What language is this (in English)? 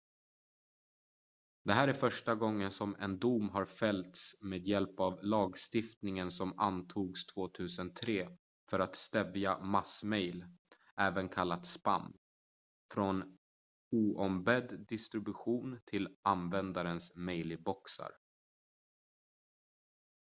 Swedish